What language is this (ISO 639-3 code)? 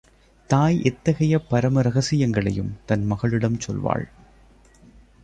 tam